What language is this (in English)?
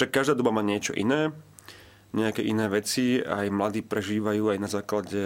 Slovak